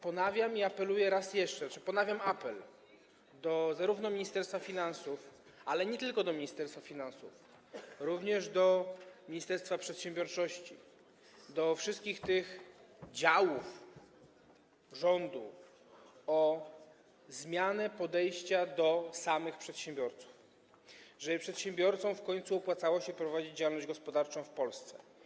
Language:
Polish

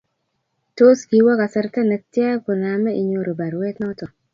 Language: Kalenjin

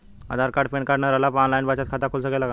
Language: Bhojpuri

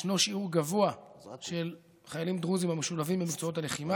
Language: Hebrew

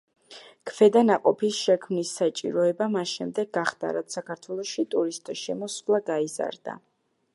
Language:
Georgian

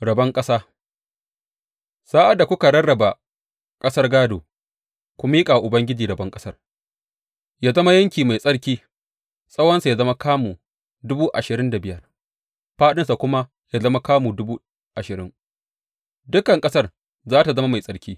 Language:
Hausa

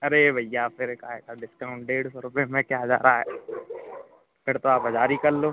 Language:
Hindi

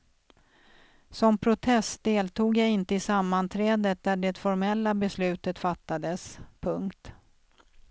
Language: Swedish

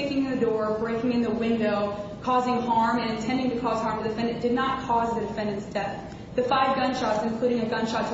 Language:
English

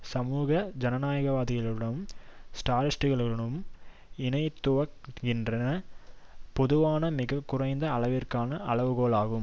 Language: Tamil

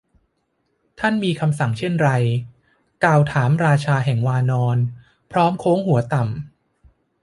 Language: Thai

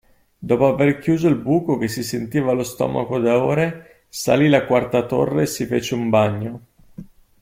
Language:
Italian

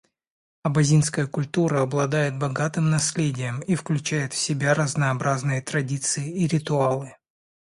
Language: Russian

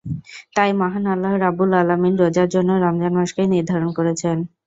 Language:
Bangla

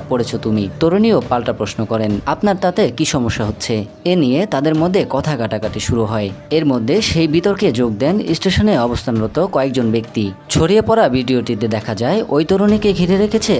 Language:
Bangla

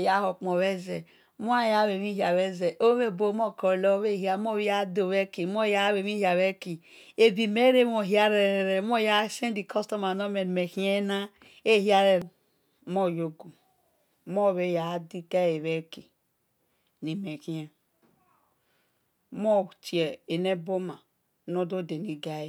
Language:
Esan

